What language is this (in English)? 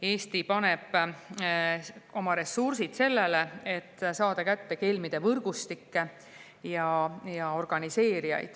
Estonian